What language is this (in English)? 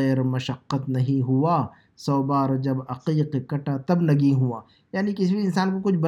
Urdu